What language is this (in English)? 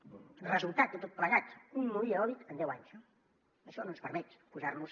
Catalan